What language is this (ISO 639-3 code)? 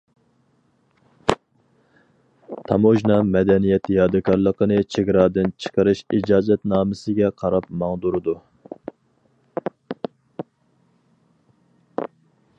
uig